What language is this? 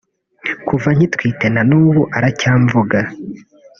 Kinyarwanda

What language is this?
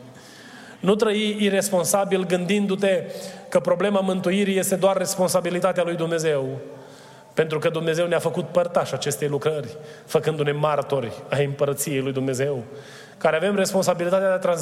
Romanian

